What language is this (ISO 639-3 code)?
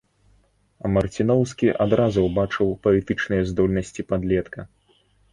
bel